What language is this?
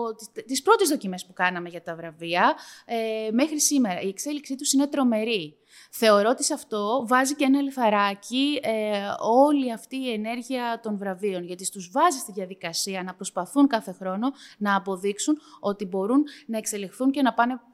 Greek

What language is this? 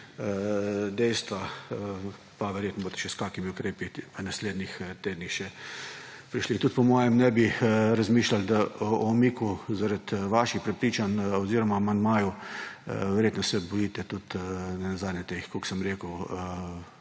Slovenian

